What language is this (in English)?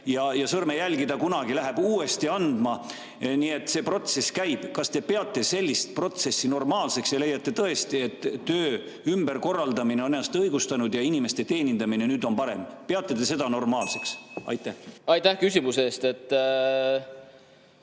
Estonian